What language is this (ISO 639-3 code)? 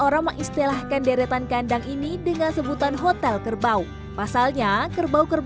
ind